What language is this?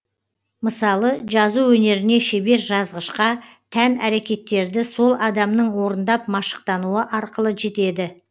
Kazakh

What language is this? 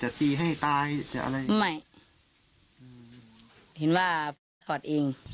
Thai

